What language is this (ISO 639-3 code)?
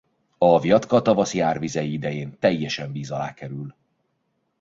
hun